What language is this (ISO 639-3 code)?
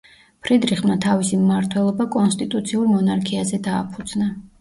kat